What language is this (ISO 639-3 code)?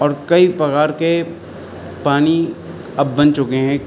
urd